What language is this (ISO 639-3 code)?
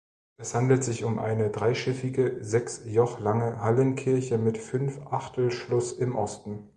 deu